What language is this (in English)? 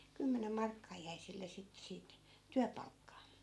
Finnish